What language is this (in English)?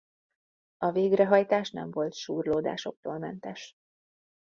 Hungarian